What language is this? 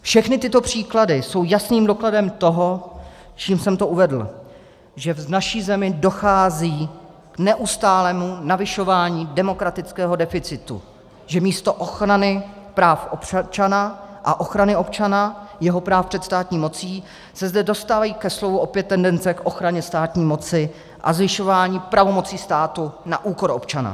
Czech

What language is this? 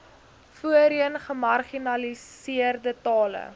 Afrikaans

